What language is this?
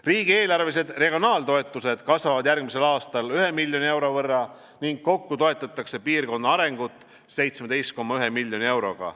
Estonian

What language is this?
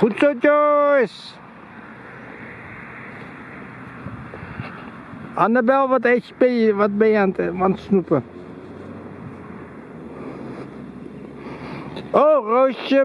Dutch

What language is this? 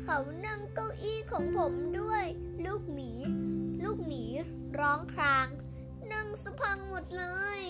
Thai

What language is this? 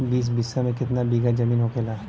Bhojpuri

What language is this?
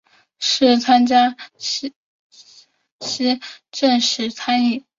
Chinese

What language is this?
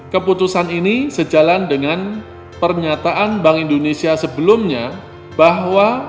Indonesian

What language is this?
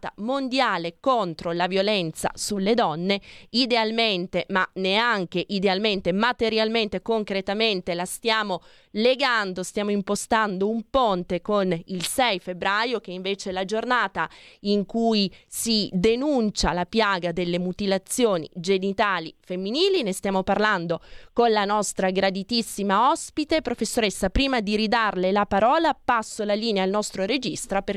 Italian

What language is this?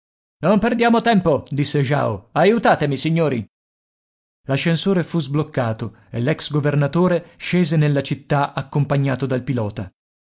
Italian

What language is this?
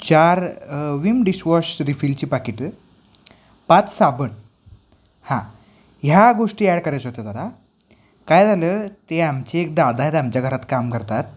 Marathi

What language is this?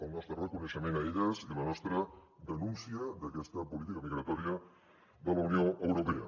Catalan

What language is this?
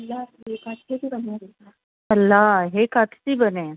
Sindhi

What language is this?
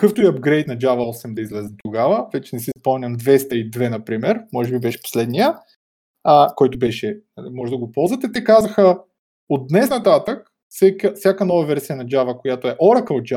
Bulgarian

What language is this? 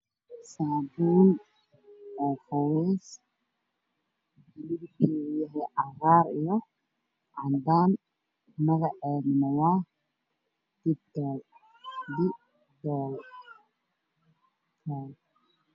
Somali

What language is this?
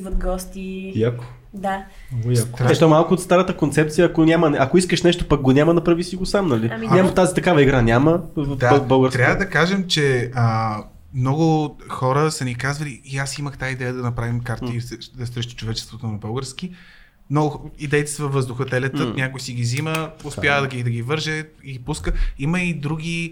Bulgarian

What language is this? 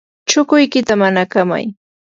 Yanahuanca Pasco Quechua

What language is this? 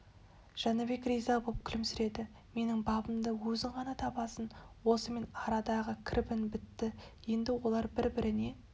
Kazakh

